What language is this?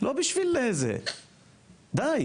Hebrew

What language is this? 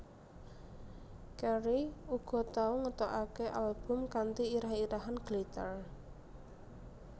Javanese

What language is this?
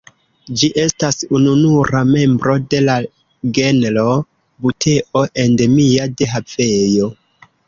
Esperanto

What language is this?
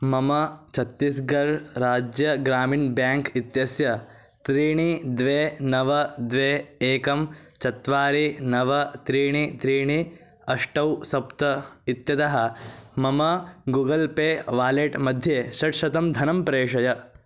Sanskrit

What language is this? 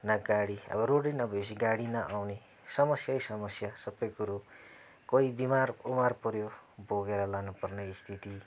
Nepali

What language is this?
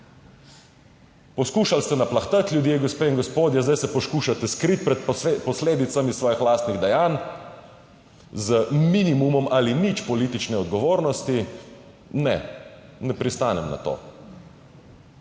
Slovenian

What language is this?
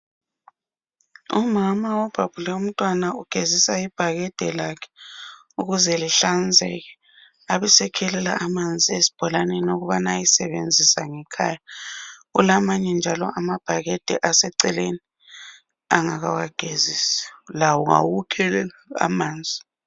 North Ndebele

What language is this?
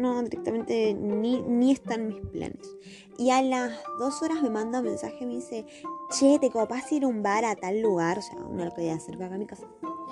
Spanish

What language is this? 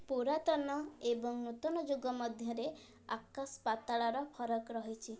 Odia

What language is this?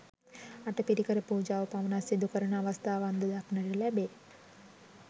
Sinhala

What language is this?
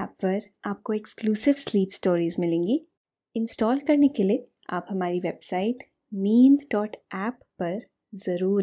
Hindi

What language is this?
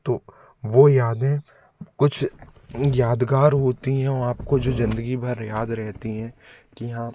Hindi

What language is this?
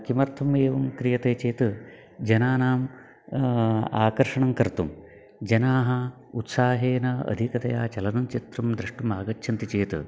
Sanskrit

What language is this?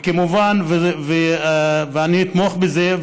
Hebrew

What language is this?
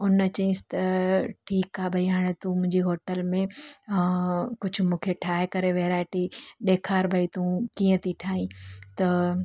Sindhi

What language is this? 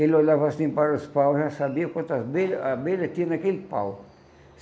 Portuguese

